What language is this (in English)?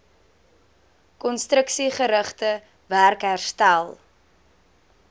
Afrikaans